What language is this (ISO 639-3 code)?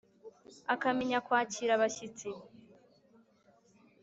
kin